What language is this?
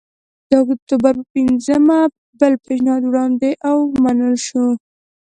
Pashto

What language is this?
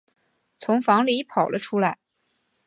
Chinese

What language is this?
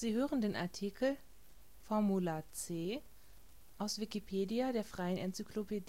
German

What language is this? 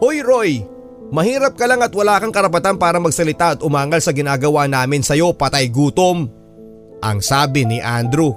Filipino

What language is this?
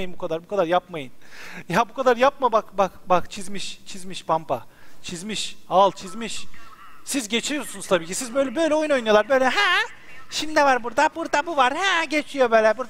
Turkish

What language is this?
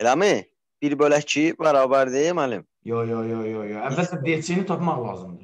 Turkish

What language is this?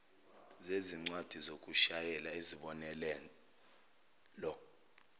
Zulu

